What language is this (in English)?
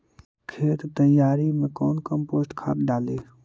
Magahi